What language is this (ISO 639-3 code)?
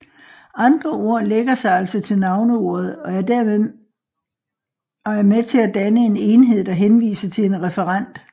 dan